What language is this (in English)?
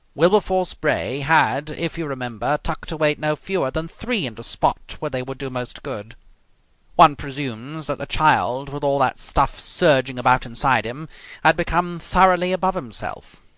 English